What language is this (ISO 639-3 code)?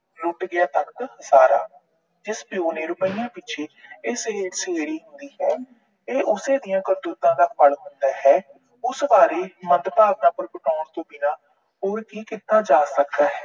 pan